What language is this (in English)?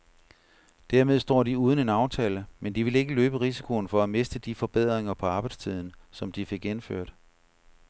Danish